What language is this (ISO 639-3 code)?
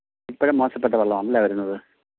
mal